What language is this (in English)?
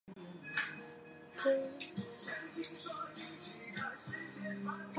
Chinese